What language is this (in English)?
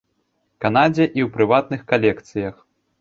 Belarusian